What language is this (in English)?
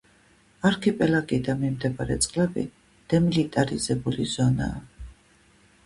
Georgian